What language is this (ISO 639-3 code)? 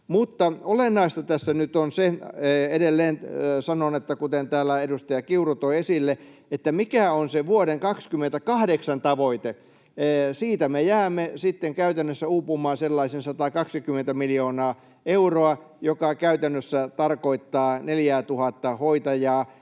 fin